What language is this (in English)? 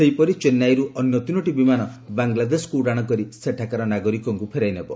Odia